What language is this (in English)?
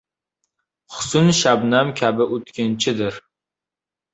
Uzbek